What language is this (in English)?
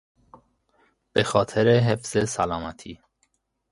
Persian